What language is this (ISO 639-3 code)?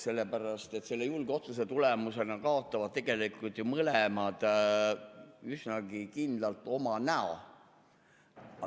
est